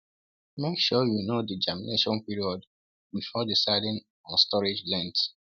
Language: Igbo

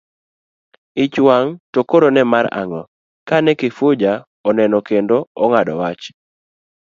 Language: Luo (Kenya and Tanzania)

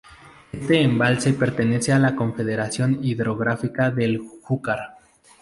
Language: Spanish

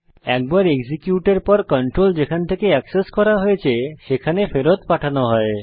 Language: Bangla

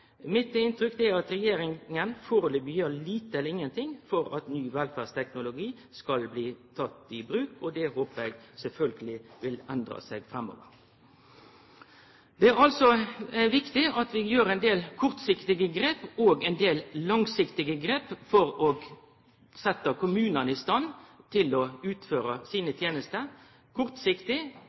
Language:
Norwegian Nynorsk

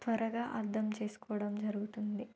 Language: Telugu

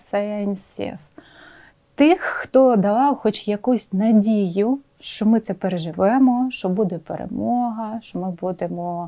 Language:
Ukrainian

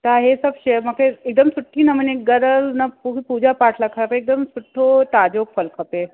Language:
Sindhi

